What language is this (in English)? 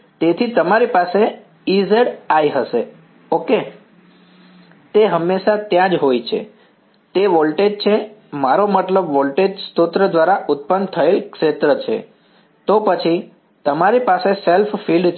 Gujarati